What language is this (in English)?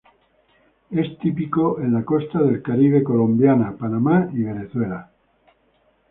Spanish